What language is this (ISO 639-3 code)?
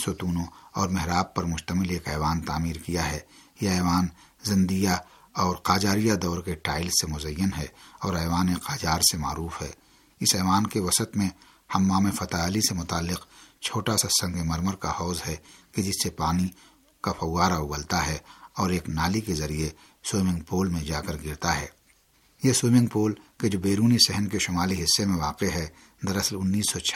urd